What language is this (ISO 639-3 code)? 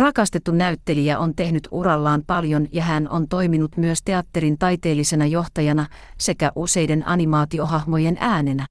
fin